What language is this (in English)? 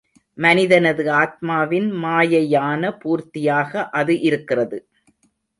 Tamil